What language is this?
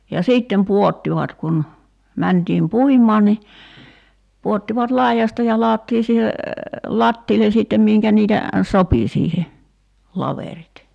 Finnish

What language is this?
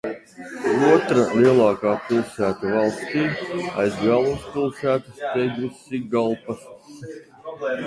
Latvian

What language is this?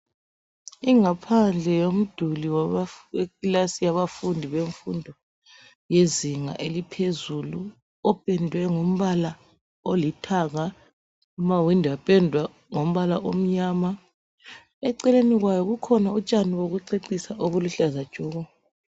North Ndebele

